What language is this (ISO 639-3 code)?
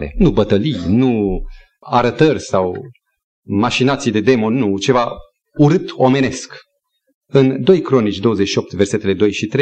ron